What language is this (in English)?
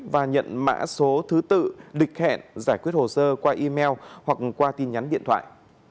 Vietnamese